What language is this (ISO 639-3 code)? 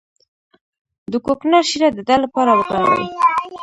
pus